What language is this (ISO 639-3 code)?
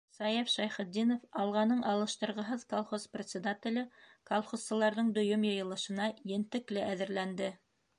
bak